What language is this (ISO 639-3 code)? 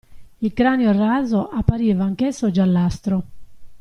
ita